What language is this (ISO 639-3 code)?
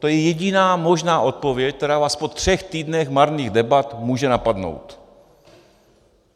ces